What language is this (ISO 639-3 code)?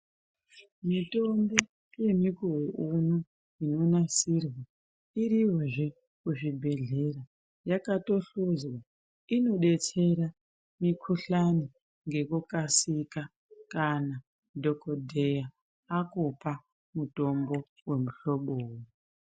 ndc